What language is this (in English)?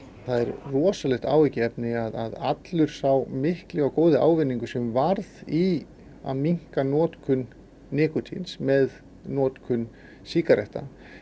Icelandic